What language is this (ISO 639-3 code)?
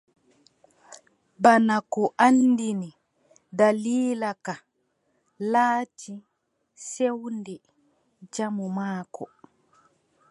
fub